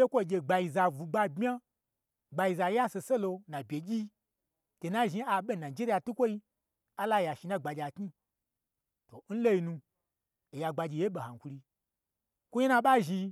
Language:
Gbagyi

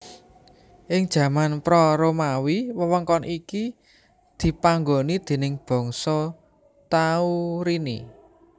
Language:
Javanese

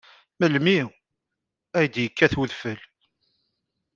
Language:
Kabyle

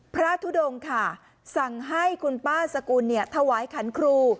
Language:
Thai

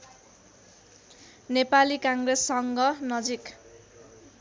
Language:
Nepali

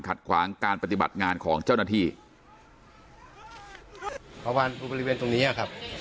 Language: Thai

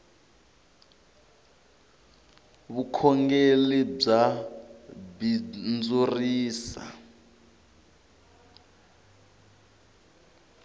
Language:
Tsonga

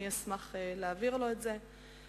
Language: Hebrew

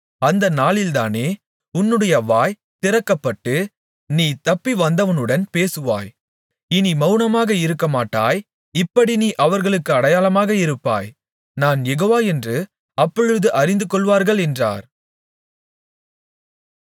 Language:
Tamil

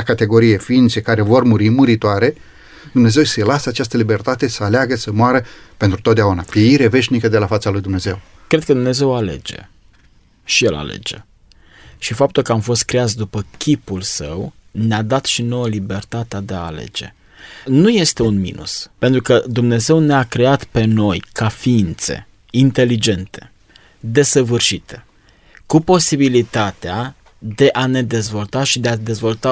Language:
Romanian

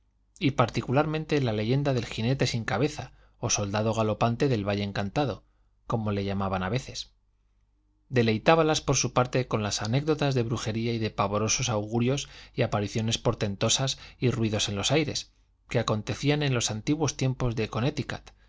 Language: Spanish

